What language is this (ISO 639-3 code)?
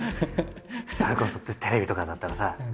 jpn